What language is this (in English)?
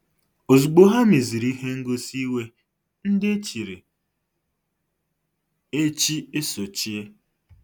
Igbo